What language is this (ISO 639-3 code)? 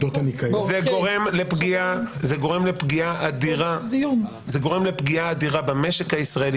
heb